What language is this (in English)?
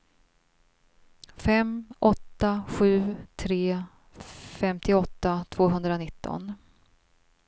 Swedish